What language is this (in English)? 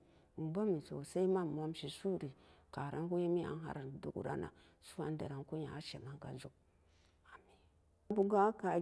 Samba Daka